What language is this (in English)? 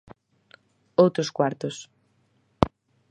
Galician